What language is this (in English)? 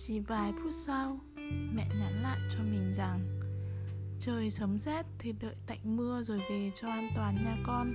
Vietnamese